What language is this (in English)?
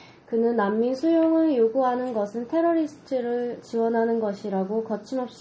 Korean